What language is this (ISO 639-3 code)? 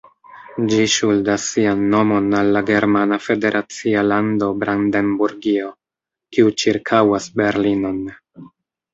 epo